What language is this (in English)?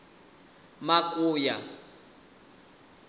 Venda